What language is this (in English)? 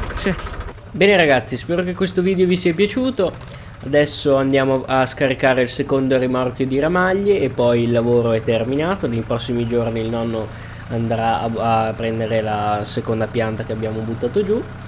Italian